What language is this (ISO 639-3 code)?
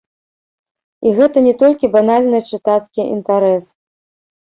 bel